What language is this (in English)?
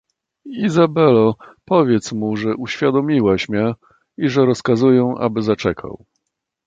Polish